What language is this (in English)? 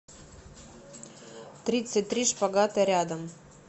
Russian